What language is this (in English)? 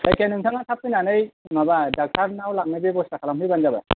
Bodo